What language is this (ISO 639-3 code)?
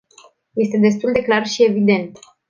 ron